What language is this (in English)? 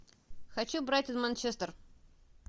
Russian